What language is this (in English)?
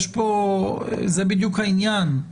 Hebrew